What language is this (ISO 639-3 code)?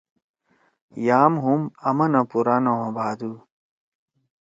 trw